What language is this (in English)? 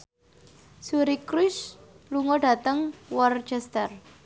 Javanese